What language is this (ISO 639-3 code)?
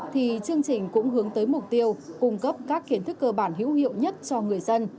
vie